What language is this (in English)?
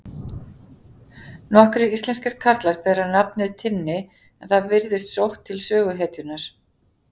Icelandic